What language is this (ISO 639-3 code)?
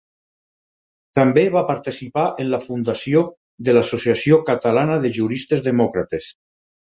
cat